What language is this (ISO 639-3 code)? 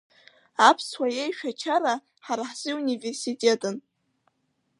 abk